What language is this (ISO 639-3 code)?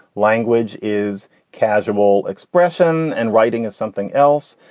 eng